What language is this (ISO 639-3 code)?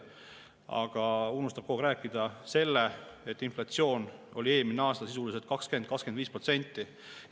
est